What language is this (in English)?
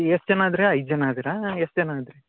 Kannada